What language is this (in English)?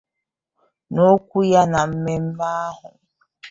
Igbo